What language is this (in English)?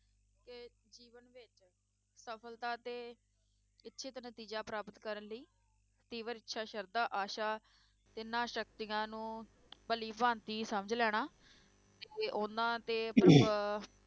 Punjabi